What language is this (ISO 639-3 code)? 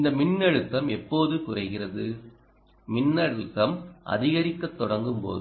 tam